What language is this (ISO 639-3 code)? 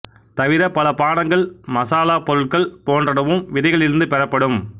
tam